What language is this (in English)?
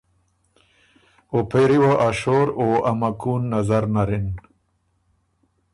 Ormuri